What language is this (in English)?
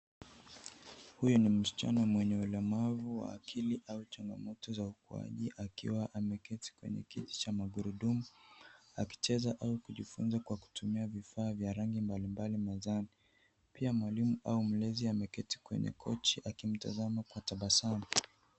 Swahili